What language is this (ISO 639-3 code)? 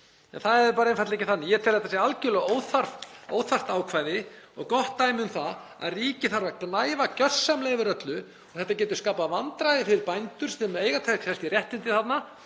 isl